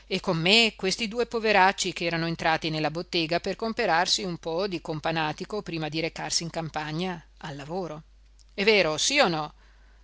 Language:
Italian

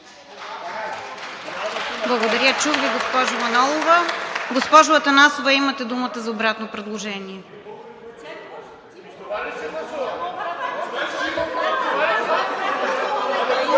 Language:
Bulgarian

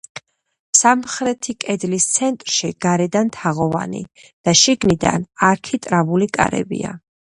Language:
Georgian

